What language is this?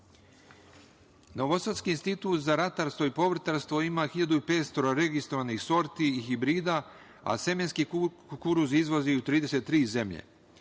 Serbian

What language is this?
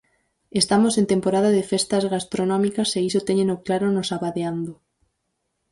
Galician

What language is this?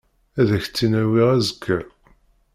Kabyle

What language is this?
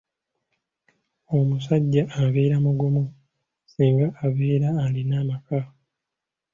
Ganda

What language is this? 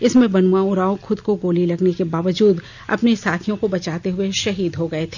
Hindi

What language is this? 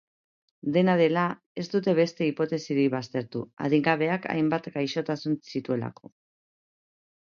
Basque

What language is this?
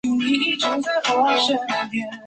Chinese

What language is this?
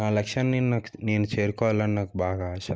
Telugu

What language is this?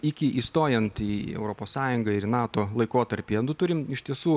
Lithuanian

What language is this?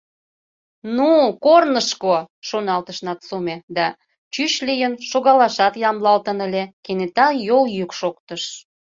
Mari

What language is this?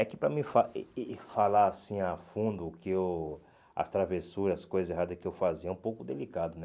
Portuguese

